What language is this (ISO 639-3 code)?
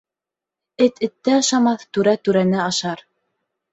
bak